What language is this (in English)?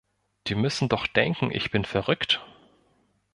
German